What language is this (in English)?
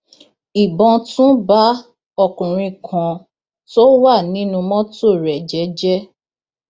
Yoruba